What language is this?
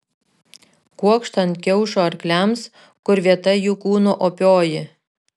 Lithuanian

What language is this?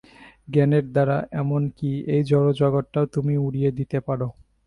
Bangla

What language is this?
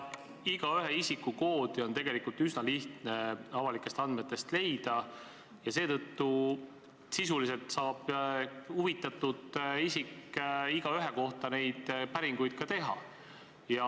Estonian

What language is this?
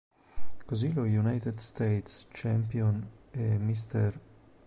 Italian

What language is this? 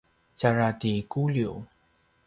Paiwan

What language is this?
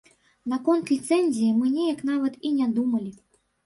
Belarusian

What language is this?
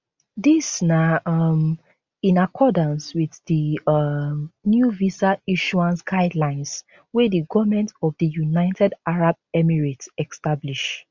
Nigerian Pidgin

